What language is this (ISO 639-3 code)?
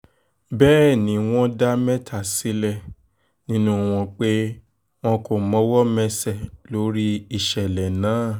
yor